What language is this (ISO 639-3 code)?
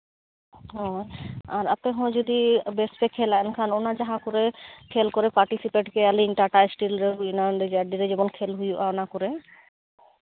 sat